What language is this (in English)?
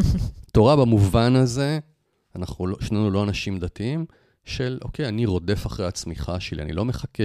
Hebrew